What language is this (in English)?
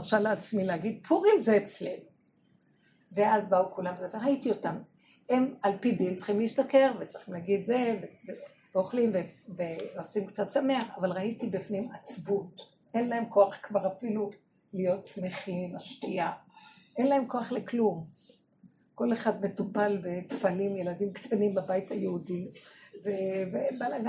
Hebrew